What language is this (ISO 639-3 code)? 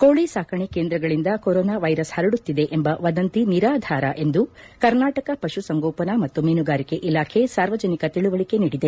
kan